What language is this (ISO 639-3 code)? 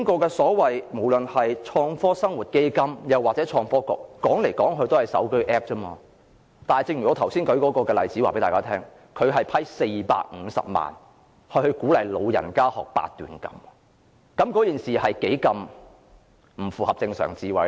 yue